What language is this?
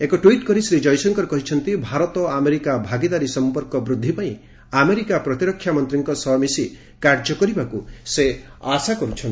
Odia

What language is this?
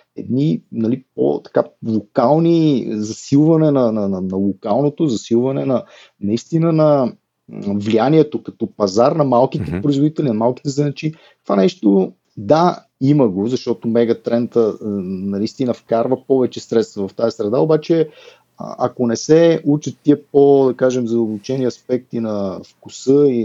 Bulgarian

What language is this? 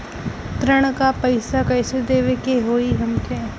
Bhojpuri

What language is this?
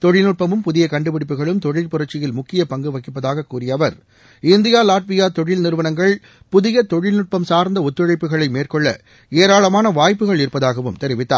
Tamil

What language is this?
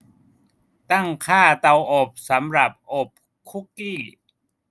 Thai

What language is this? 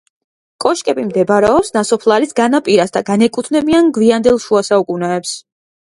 Georgian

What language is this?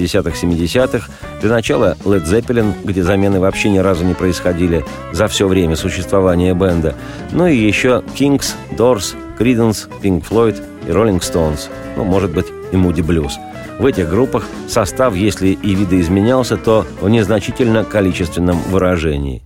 Russian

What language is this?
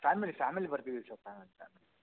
Kannada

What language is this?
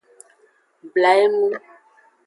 Aja (Benin)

